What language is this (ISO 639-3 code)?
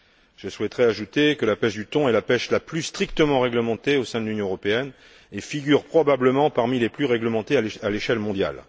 fra